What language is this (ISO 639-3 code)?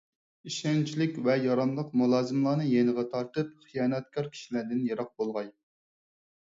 uig